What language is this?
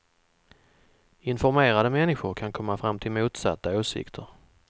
Swedish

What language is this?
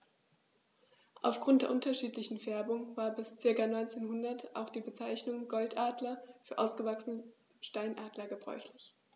German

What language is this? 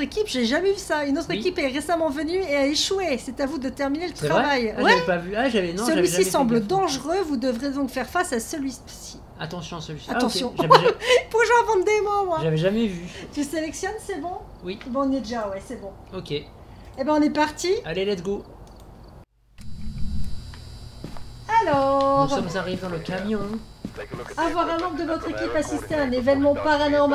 French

